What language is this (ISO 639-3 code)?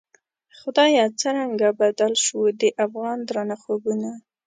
pus